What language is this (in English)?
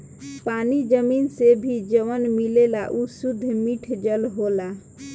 Bhojpuri